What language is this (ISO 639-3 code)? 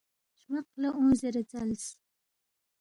bft